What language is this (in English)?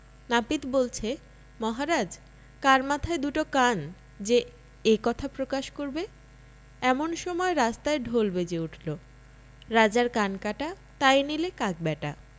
Bangla